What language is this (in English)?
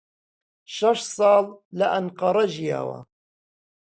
Central Kurdish